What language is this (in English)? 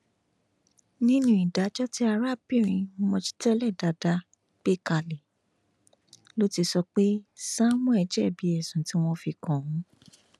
Yoruba